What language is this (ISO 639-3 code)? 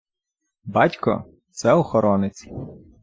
ukr